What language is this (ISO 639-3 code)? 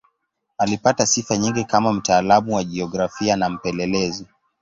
swa